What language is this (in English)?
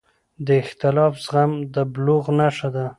Pashto